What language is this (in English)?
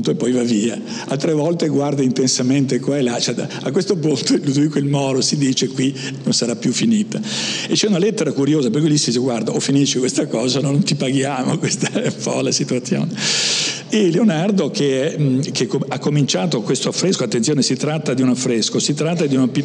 Italian